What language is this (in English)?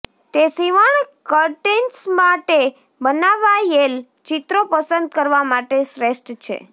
Gujarati